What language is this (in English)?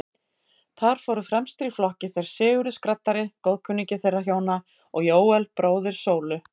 Icelandic